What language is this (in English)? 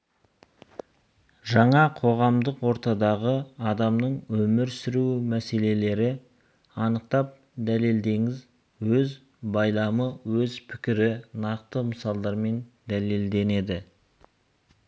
Kazakh